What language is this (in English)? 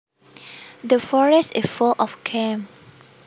Javanese